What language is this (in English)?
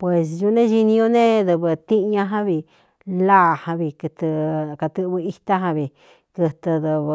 Cuyamecalco Mixtec